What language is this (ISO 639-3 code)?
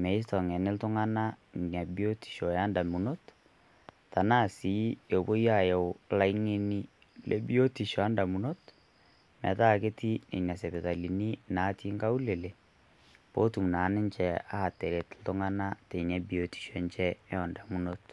mas